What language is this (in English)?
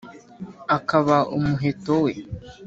Kinyarwanda